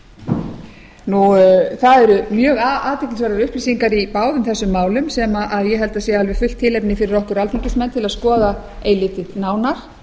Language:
Icelandic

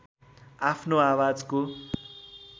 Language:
Nepali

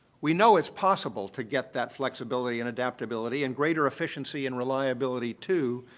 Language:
English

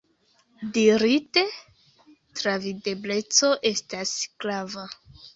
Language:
Esperanto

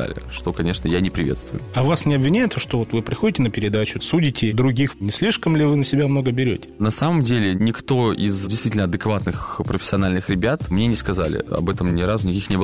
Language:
Russian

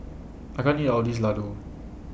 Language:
English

